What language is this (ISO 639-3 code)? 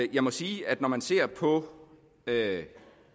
dan